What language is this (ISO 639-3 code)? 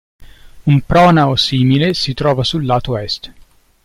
ita